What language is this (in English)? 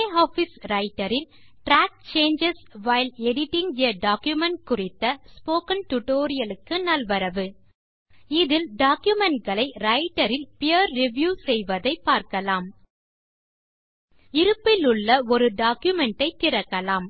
Tamil